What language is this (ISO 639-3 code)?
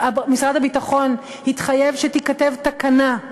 heb